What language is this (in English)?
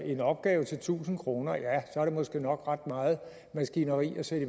Danish